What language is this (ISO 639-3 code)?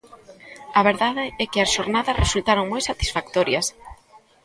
glg